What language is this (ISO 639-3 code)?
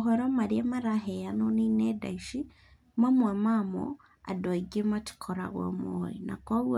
kik